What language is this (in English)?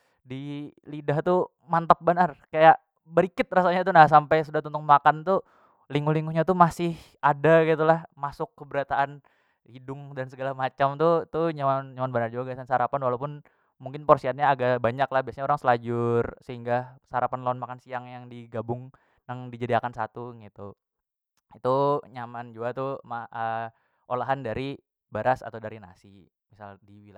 Banjar